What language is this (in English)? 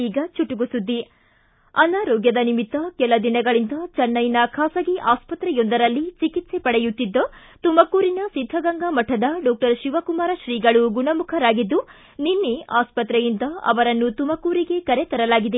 Kannada